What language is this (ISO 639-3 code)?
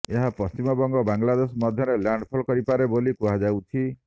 ori